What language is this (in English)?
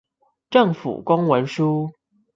Chinese